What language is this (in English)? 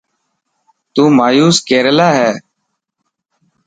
Dhatki